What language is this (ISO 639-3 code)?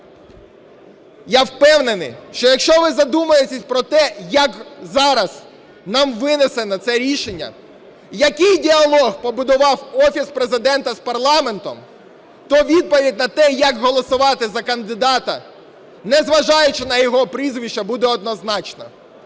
ukr